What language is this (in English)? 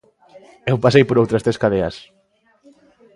Galician